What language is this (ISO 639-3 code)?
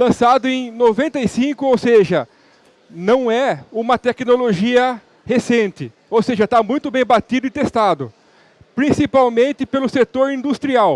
por